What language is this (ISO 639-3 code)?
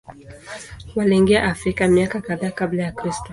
swa